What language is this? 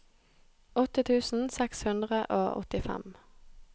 Norwegian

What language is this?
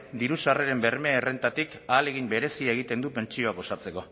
Basque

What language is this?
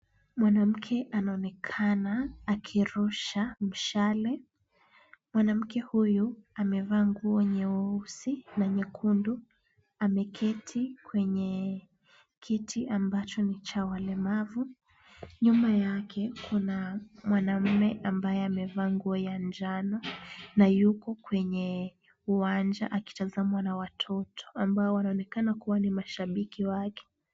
Swahili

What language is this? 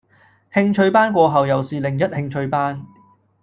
Cantonese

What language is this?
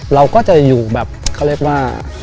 Thai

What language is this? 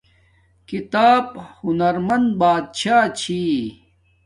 Domaaki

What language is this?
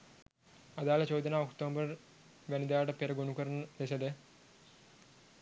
Sinhala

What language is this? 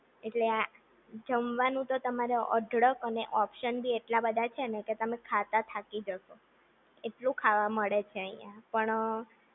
Gujarati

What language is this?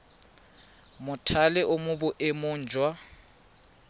Tswana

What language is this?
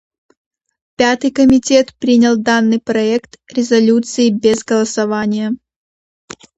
Russian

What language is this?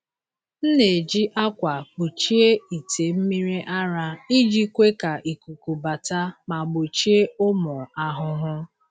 Igbo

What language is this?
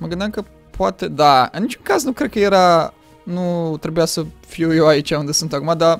Romanian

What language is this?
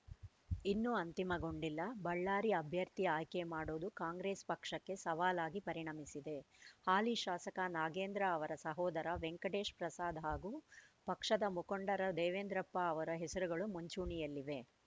Kannada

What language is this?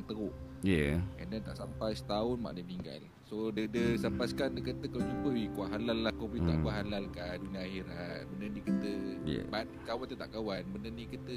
Malay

